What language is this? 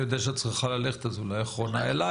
Hebrew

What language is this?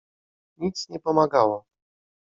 Polish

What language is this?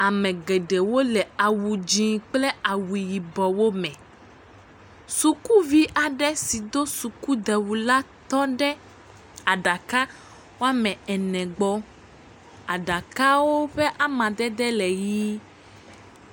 Ewe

